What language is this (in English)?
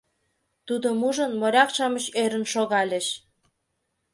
Mari